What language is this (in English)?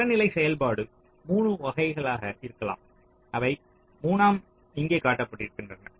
Tamil